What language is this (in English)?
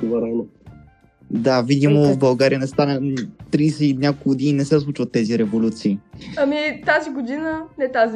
Bulgarian